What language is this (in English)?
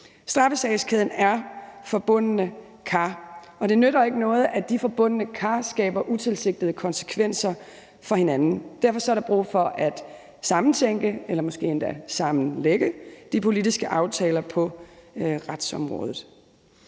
Danish